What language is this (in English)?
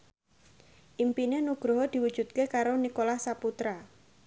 Javanese